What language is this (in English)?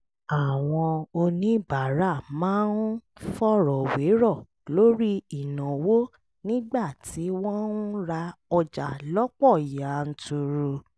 Yoruba